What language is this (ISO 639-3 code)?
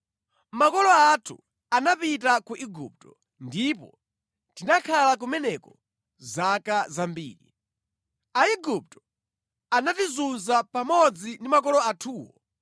nya